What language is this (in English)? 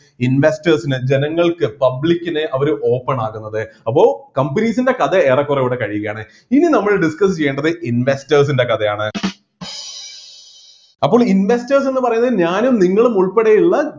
Malayalam